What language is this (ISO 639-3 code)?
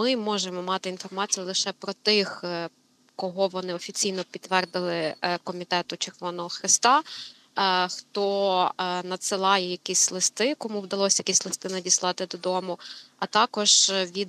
ukr